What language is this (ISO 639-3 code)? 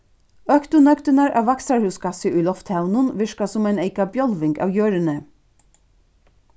fao